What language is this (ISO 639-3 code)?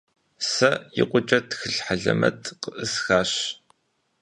kbd